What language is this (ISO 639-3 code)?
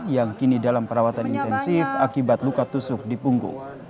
ind